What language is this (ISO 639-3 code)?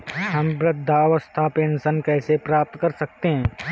hin